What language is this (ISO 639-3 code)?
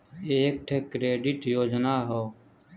bho